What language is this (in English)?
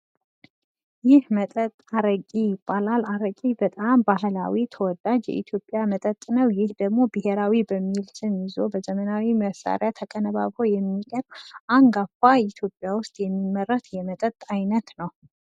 Amharic